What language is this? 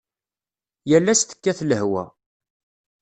Kabyle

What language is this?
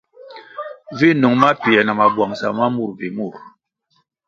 Kwasio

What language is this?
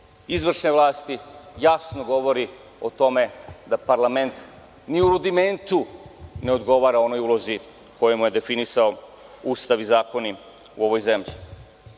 Serbian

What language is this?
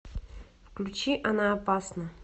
Russian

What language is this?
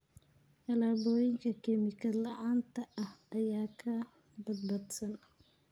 Somali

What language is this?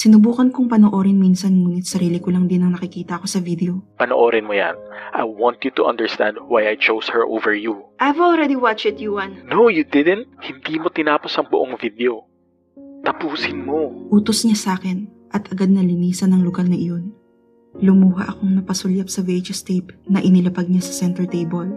Filipino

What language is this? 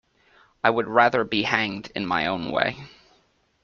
English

